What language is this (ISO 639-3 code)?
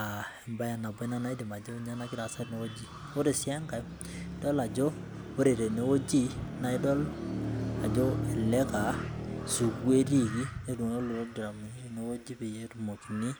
mas